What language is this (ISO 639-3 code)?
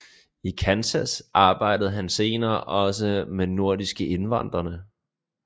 dan